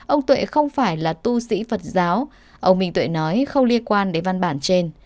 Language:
Vietnamese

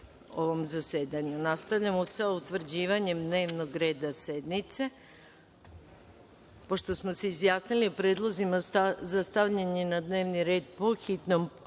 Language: Serbian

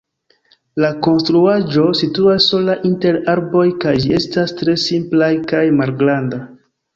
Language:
Esperanto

